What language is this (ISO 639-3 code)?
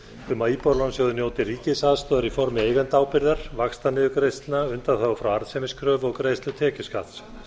isl